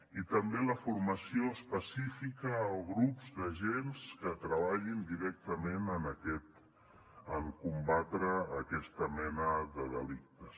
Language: Catalan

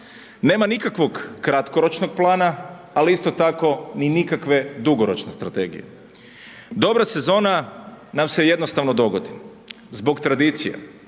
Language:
Croatian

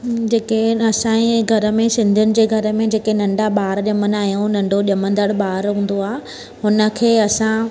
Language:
Sindhi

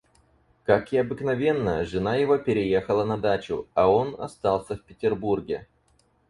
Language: Russian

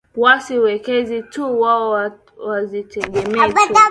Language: Swahili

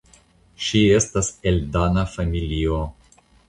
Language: Esperanto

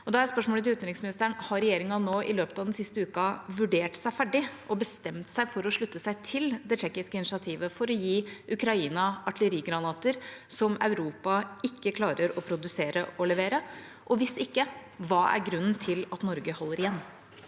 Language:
Norwegian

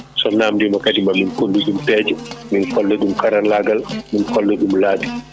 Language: Fula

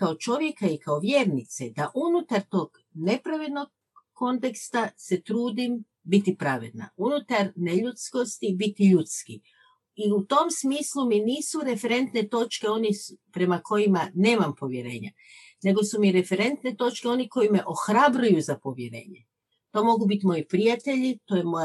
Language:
Croatian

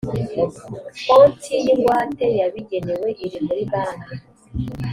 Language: Kinyarwanda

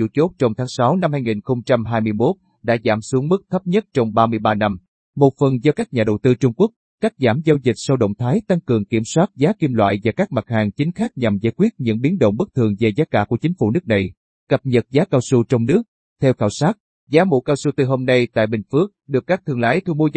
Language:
Vietnamese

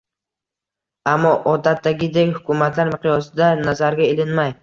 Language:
Uzbek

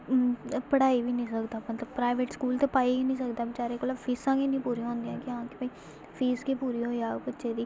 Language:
Dogri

